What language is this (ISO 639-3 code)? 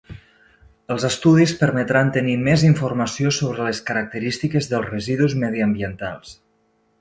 cat